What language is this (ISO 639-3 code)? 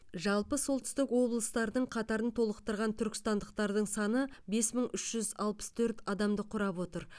kaz